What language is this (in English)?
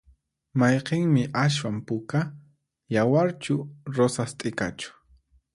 Puno Quechua